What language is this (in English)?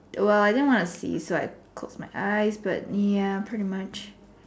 English